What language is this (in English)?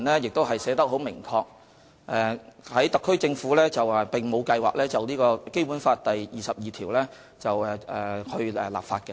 Cantonese